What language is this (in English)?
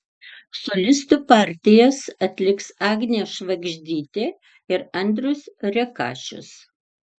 Lithuanian